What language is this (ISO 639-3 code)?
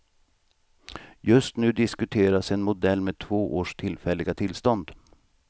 swe